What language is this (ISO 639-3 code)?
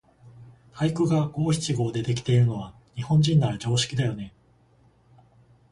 jpn